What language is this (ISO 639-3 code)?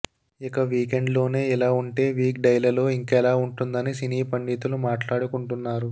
tel